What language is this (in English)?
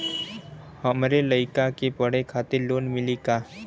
Bhojpuri